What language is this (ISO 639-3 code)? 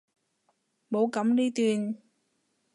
yue